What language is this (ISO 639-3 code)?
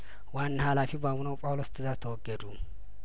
amh